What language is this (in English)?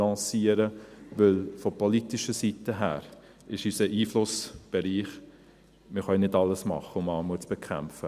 Swiss German